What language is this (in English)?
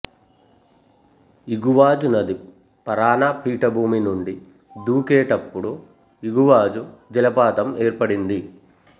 Telugu